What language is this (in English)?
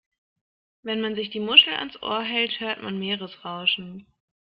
German